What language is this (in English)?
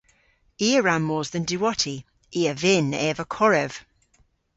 Cornish